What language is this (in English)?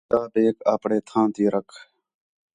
Khetrani